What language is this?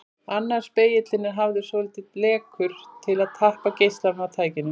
Icelandic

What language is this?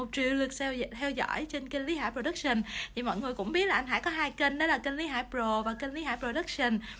Vietnamese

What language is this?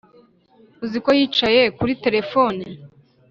Kinyarwanda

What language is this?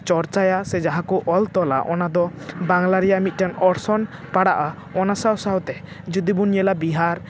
Santali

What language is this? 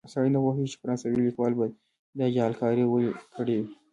Pashto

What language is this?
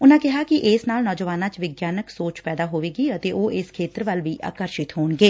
Punjabi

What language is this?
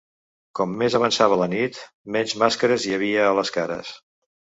Catalan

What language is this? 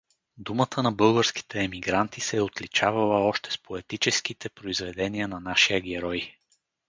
Bulgarian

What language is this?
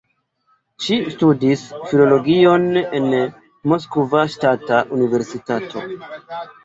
Esperanto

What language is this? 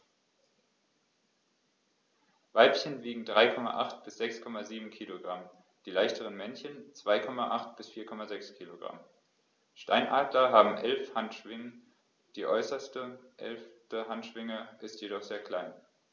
German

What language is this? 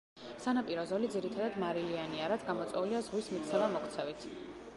Georgian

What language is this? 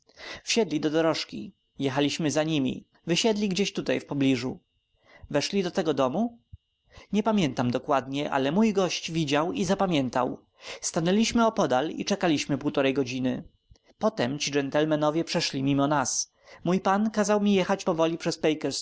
Polish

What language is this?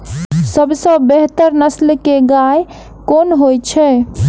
Maithili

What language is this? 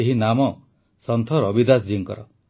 Odia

